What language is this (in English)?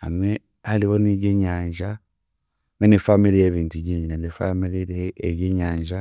Chiga